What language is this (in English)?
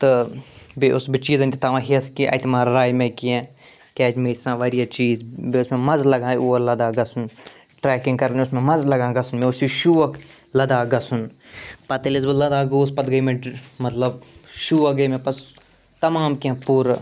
Kashmiri